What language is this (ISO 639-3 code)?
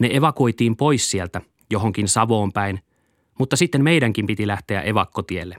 fin